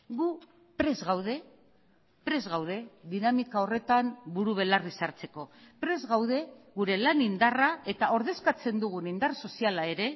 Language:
Basque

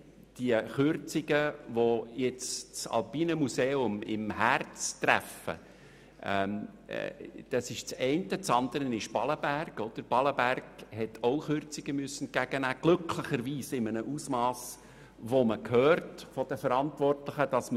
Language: Swiss German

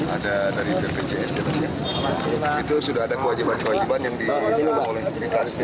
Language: Indonesian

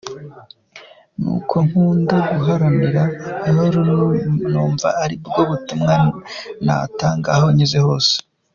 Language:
Kinyarwanda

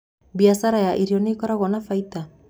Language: Kikuyu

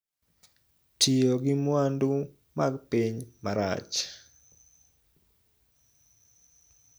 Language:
Luo (Kenya and Tanzania)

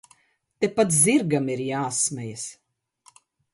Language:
Latvian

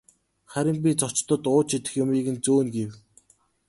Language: Mongolian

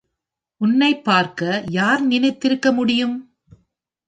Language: Tamil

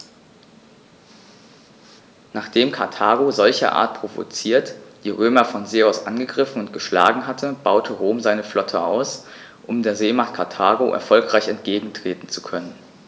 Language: German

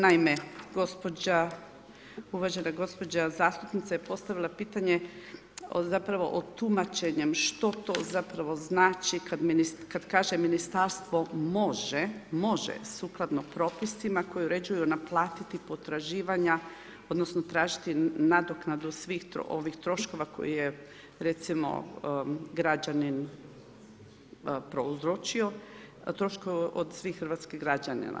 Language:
Croatian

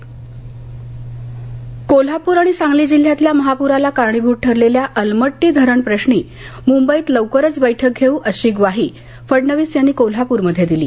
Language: Marathi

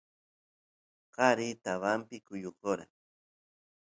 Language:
Santiago del Estero Quichua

